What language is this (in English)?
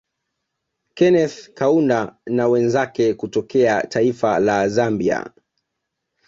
Swahili